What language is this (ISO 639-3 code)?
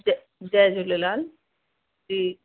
snd